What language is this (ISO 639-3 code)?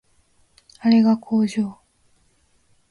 jpn